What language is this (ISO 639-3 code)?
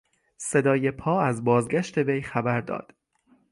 fas